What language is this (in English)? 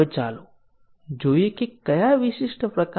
Gujarati